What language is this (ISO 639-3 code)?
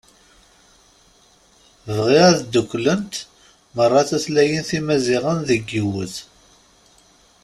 kab